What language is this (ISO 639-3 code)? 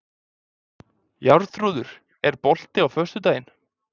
isl